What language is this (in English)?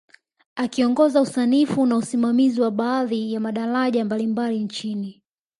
Swahili